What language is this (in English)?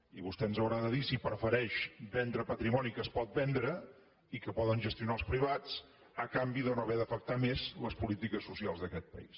Catalan